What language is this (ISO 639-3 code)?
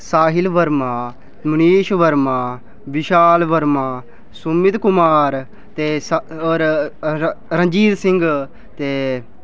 doi